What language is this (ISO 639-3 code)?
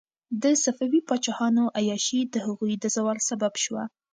pus